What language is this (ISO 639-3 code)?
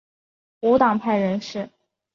zho